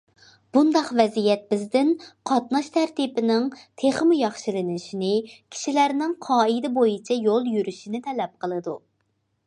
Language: Uyghur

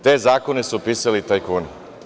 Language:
Serbian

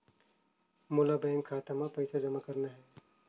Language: Chhattisgarhi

